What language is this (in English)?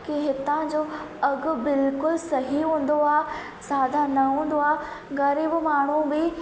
Sindhi